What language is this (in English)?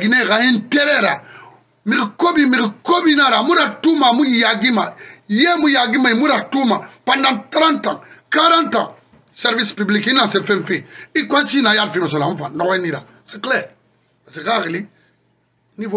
French